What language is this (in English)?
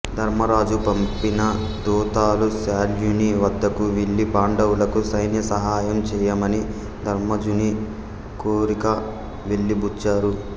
Telugu